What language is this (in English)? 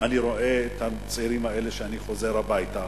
Hebrew